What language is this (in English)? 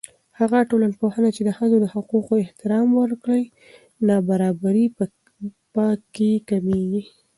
Pashto